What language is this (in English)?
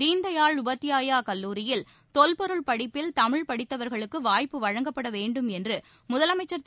Tamil